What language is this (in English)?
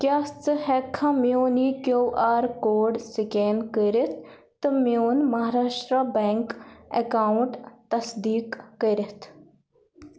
Kashmiri